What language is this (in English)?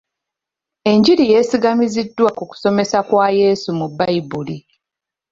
Ganda